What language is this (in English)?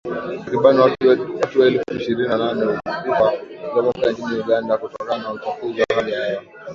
Swahili